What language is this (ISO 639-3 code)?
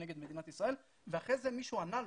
heb